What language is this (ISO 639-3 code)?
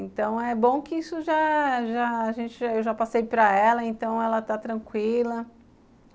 por